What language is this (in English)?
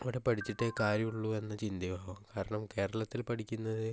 Malayalam